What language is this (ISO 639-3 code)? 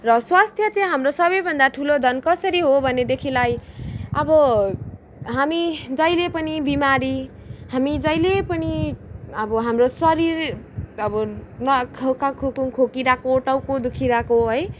nep